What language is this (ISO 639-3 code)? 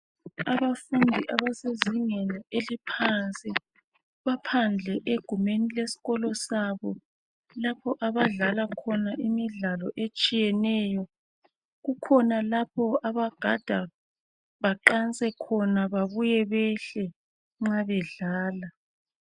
nde